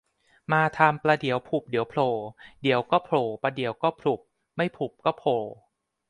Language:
Thai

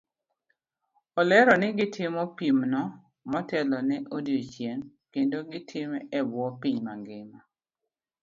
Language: Luo (Kenya and Tanzania)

